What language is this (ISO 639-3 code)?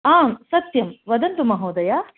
san